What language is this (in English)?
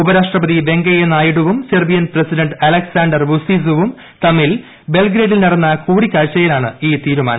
Malayalam